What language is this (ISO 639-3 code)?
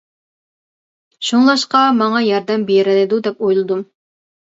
uig